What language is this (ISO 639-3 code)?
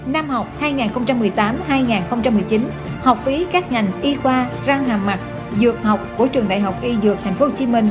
vie